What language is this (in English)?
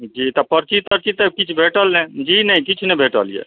Maithili